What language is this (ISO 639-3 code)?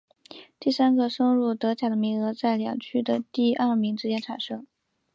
zho